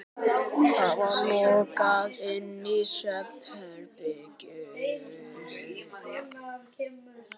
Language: Icelandic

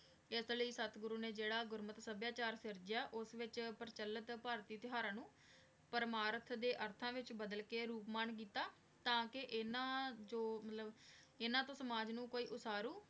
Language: Punjabi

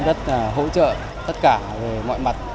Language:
Vietnamese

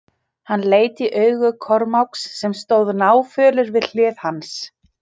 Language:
Icelandic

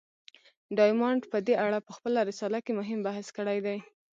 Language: Pashto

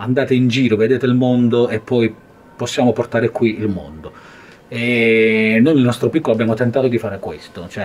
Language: Italian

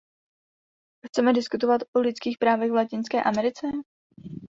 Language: Czech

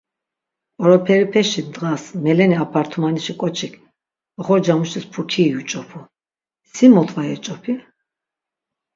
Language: Laz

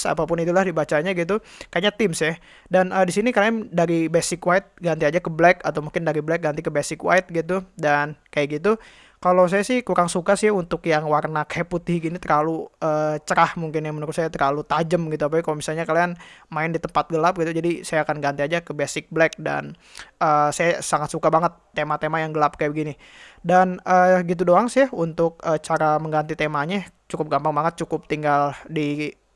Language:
Indonesian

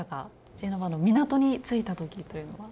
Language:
Japanese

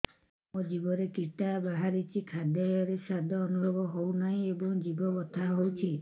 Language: Odia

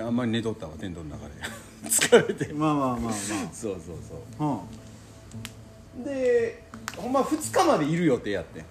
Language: Japanese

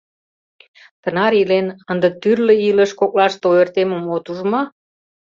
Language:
Mari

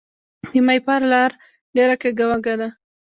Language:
Pashto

